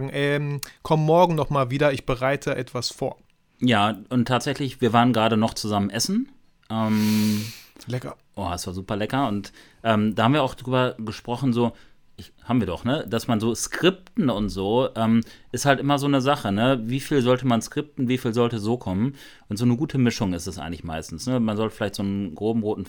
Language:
German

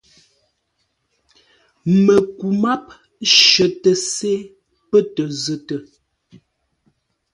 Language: Ngombale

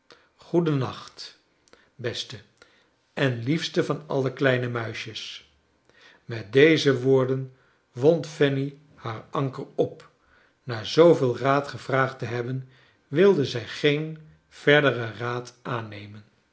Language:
Dutch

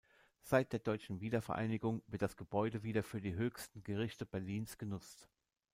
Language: German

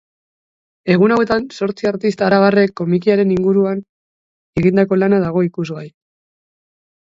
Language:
Basque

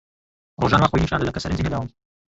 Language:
Central Kurdish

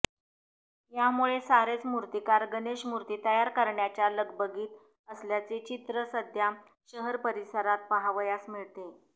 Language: Marathi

